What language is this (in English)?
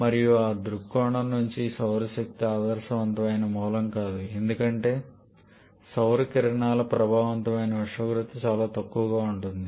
Telugu